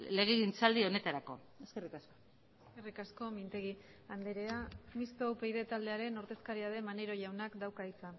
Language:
Basque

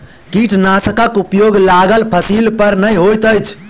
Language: Maithili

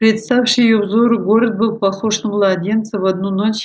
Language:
Russian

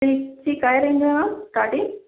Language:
Marathi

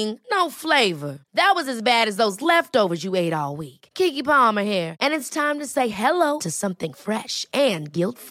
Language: Swedish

